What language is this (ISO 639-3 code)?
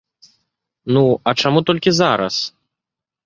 bel